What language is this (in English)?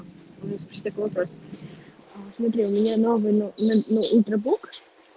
Russian